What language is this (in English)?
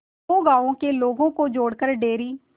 Hindi